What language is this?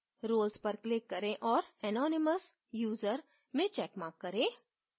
Hindi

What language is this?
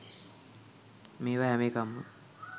Sinhala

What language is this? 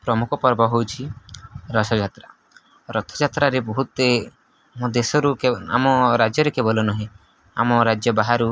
Odia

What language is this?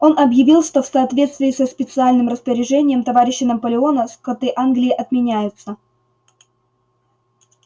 Russian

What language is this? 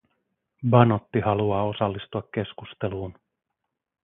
Finnish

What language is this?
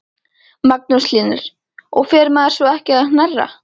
Icelandic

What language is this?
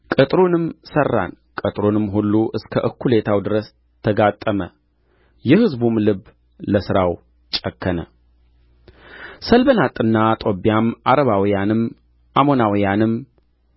Amharic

